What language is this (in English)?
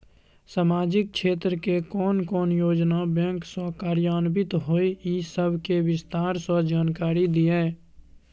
Maithili